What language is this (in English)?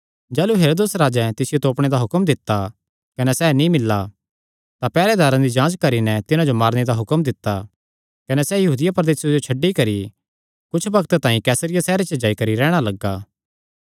Kangri